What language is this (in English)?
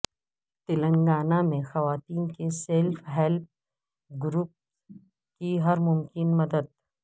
Urdu